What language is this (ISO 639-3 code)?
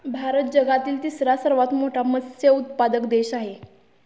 mar